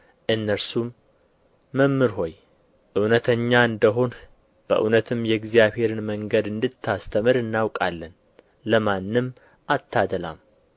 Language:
Amharic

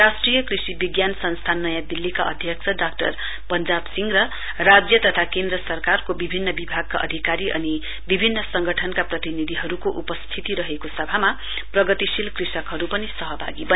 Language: Nepali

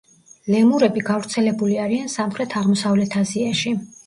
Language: Georgian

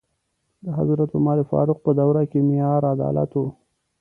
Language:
Pashto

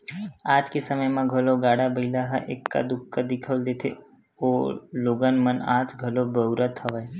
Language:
Chhattisgarhi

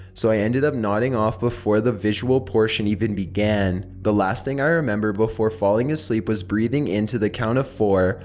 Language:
English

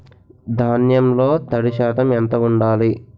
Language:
Telugu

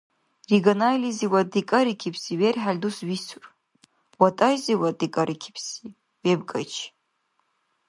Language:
Dargwa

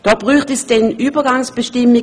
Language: Swiss German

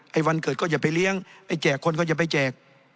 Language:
Thai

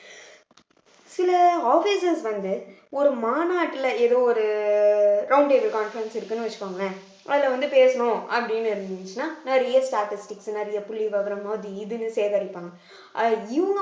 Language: Tamil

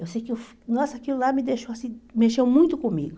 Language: Portuguese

